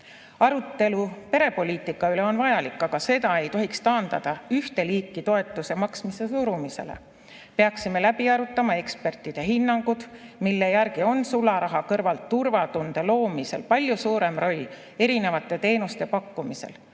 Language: Estonian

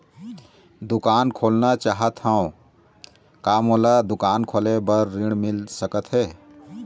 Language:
Chhattisgarhi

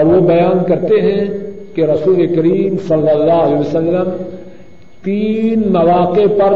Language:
Urdu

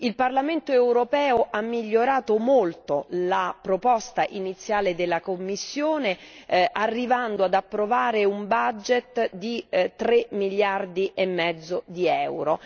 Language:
Italian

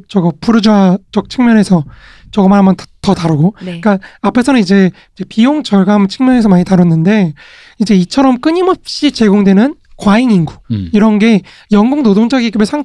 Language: Korean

